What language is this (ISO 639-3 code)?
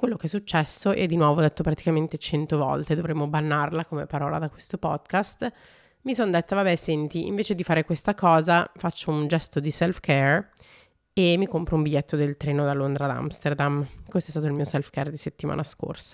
ita